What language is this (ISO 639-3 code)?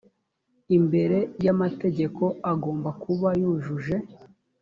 kin